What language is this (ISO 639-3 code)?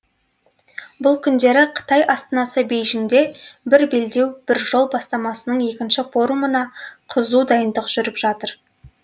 kaz